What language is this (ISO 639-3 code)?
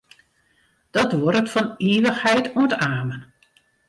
fry